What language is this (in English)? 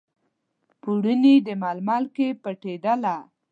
Pashto